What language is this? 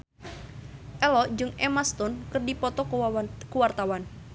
Sundanese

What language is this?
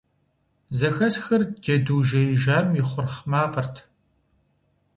Kabardian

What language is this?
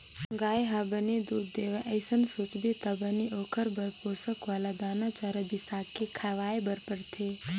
Chhattisgarhi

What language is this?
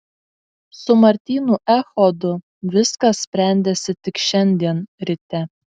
Lithuanian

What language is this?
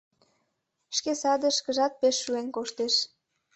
Mari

